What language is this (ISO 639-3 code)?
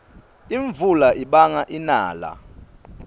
ssw